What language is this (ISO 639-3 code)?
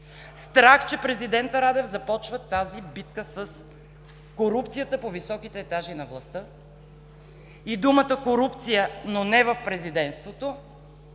bul